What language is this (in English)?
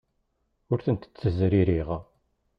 Kabyle